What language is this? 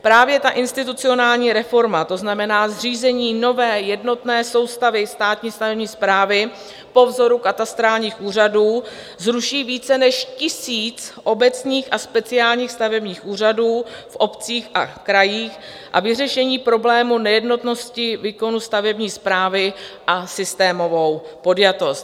Czech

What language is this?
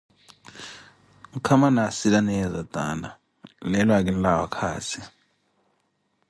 Koti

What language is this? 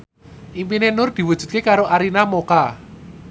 Javanese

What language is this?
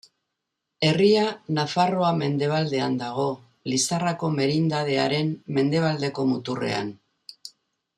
Basque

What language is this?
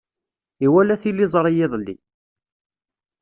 Kabyle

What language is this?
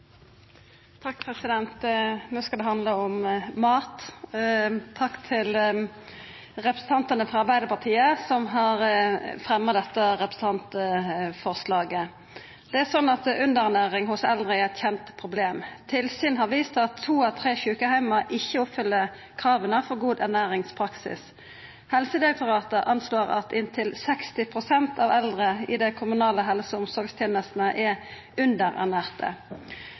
Norwegian Nynorsk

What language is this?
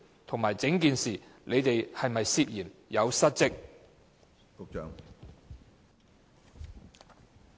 Cantonese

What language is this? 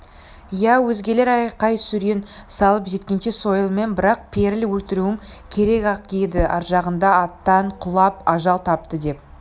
Kazakh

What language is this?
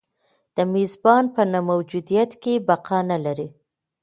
Pashto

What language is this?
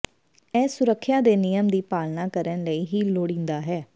Punjabi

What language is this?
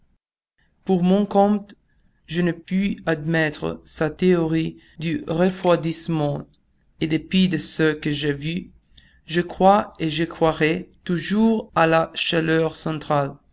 French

